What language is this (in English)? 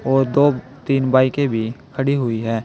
Hindi